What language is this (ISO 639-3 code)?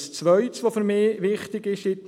gsw